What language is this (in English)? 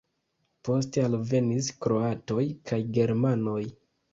Esperanto